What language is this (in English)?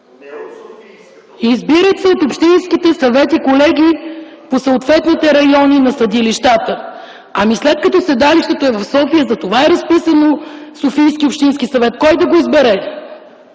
Bulgarian